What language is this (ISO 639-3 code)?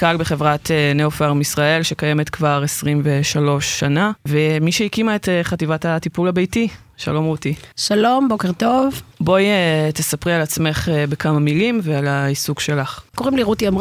heb